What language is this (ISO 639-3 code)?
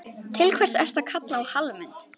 isl